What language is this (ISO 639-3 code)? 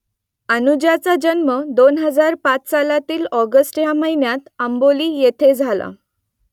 mar